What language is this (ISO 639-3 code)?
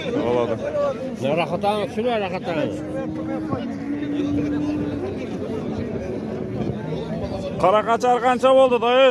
tur